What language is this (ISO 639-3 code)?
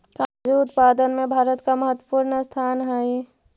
mag